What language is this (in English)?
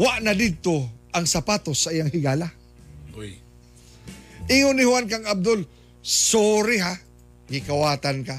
Filipino